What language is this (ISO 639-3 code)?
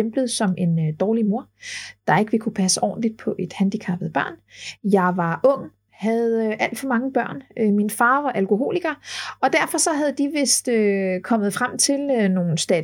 dan